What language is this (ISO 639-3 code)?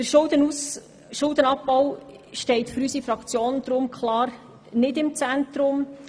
gsw